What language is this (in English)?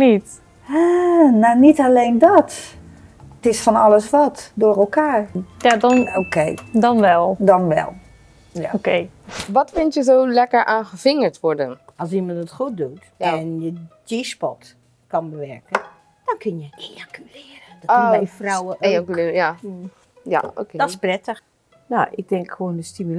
Dutch